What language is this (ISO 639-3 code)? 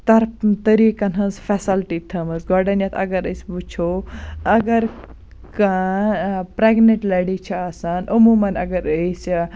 kas